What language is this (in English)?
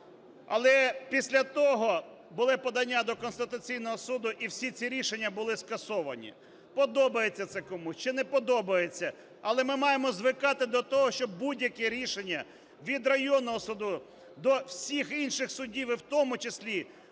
Ukrainian